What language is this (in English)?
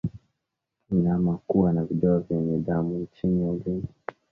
Swahili